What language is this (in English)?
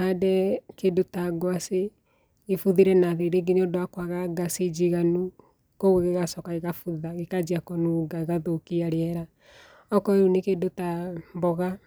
Kikuyu